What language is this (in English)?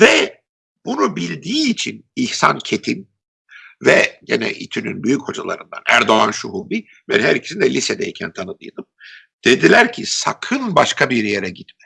Turkish